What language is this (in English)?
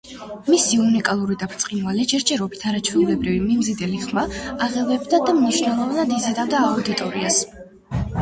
Georgian